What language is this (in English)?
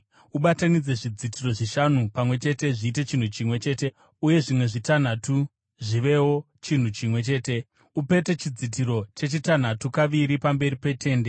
Shona